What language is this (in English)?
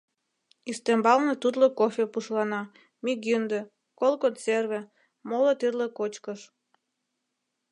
Mari